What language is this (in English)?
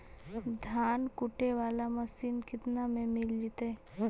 Magahi